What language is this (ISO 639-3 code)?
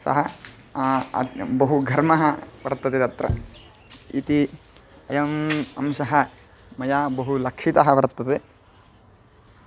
san